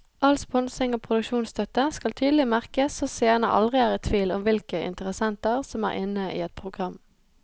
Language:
Norwegian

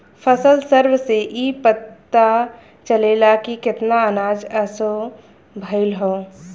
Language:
Bhojpuri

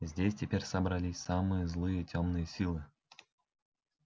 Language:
Russian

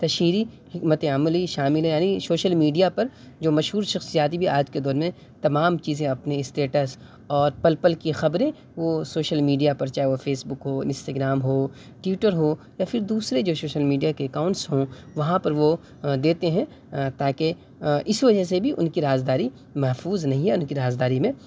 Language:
Urdu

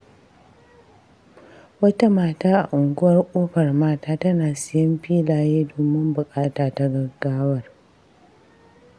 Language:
Hausa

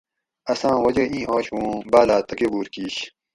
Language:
Gawri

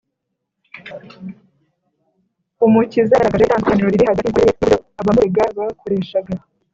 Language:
Kinyarwanda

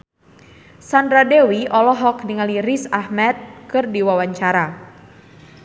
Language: Sundanese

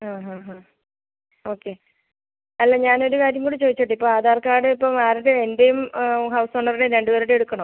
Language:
Malayalam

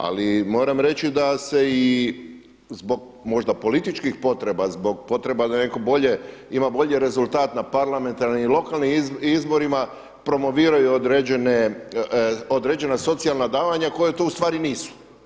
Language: Croatian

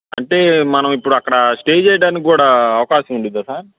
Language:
Telugu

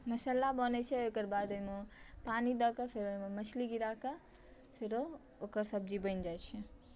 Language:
Maithili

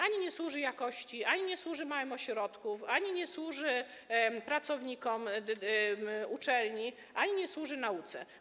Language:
Polish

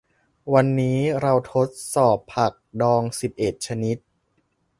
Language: Thai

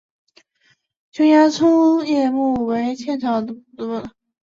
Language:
Chinese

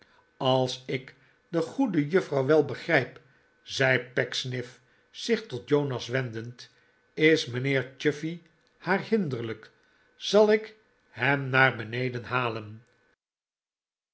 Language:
Dutch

